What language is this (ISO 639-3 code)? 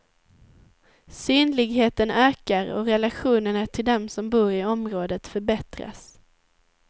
swe